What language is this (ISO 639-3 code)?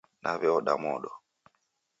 dav